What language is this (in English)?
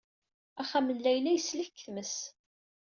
Kabyle